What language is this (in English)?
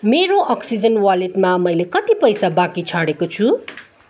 Nepali